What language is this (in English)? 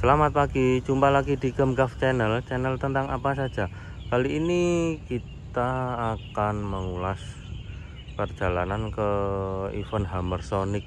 Indonesian